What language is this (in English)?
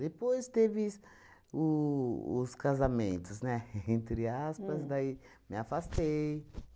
Portuguese